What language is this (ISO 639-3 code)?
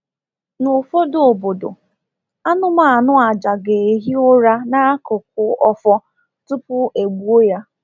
ibo